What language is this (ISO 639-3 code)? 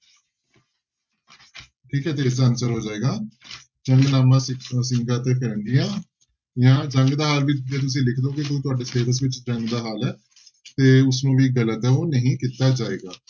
pan